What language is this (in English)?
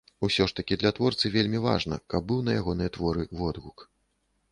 Belarusian